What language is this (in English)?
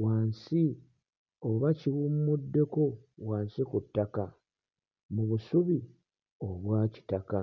Ganda